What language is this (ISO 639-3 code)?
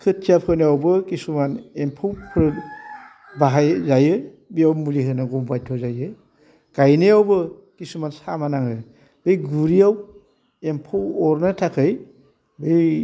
brx